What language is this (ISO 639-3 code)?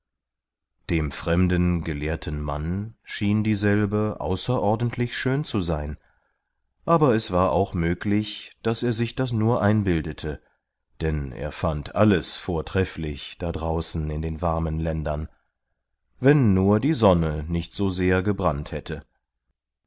deu